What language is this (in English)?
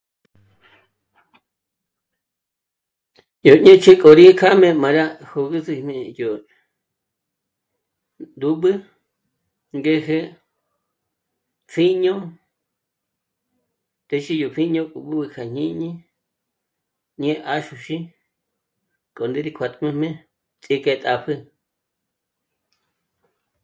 Michoacán Mazahua